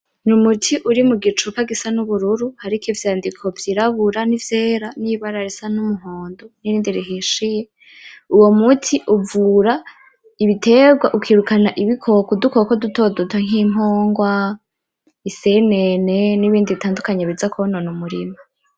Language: Rundi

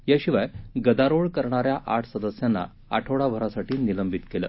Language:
Marathi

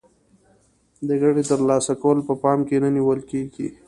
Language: Pashto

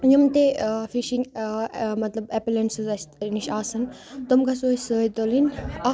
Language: Kashmiri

